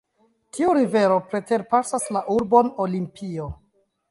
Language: Esperanto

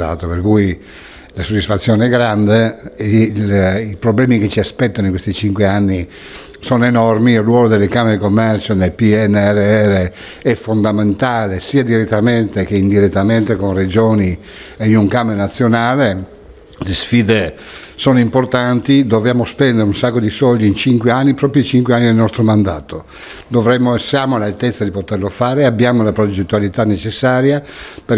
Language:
Italian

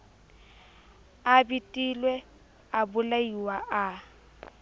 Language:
Southern Sotho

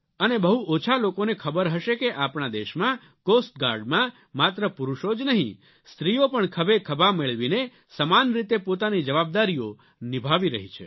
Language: Gujarati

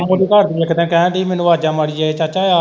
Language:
Punjabi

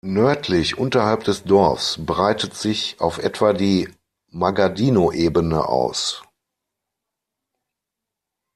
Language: German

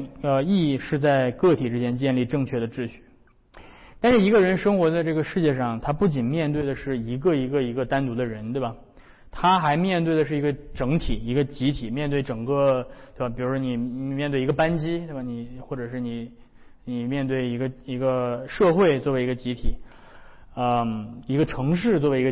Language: Chinese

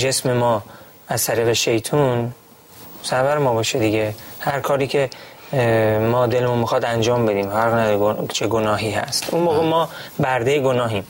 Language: Persian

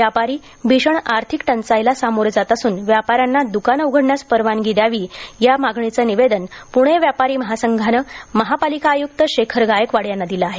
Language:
Marathi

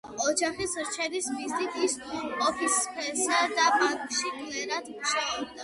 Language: Georgian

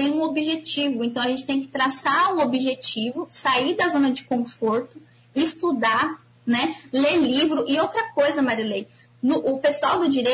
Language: Portuguese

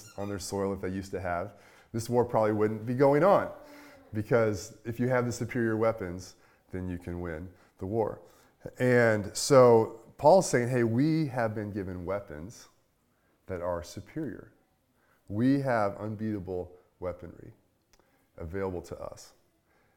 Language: English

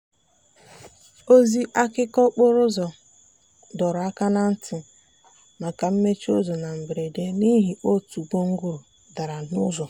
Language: Igbo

